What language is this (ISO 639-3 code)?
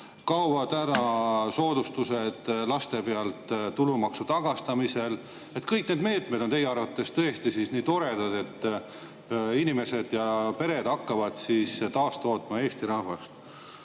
est